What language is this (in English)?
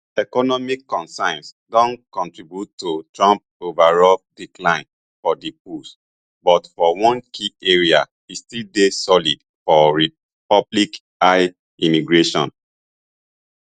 Nigerian Pidgin